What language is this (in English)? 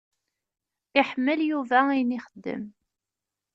Kabyle